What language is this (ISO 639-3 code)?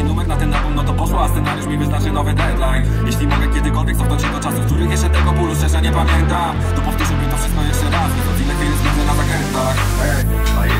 pol